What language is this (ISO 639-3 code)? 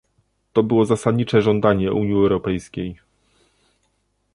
pol